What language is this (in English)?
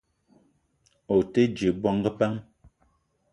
Eton (Cameroon)